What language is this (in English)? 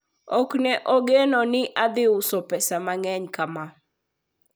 Luo (Kenya and Tanzania)